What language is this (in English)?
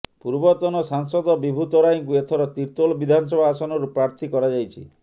Odia